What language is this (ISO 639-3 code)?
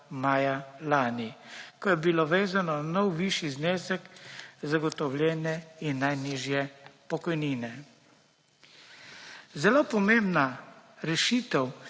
slv